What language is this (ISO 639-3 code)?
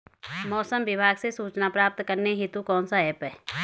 hin